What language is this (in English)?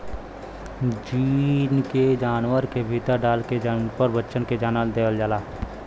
Bhojpuri